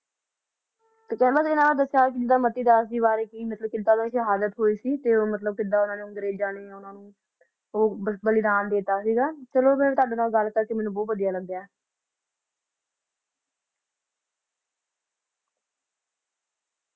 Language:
Punjabi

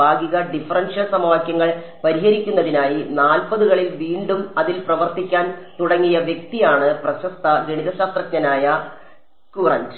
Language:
Malayalam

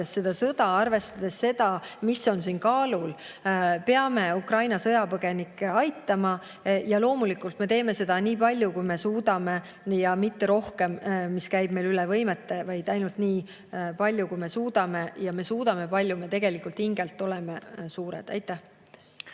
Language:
Estonian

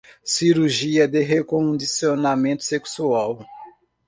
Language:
Portuguese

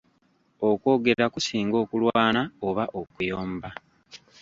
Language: Ganda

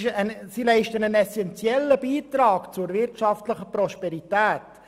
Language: Swiss German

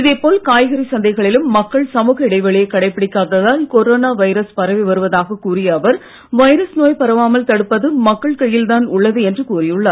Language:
Tamil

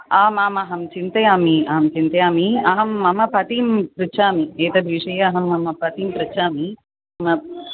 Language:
Sanskrit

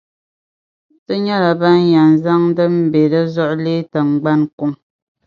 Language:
Dagbani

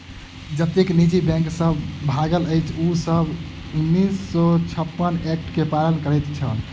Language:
Maithili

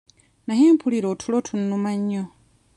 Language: Ganda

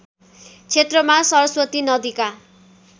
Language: Nepali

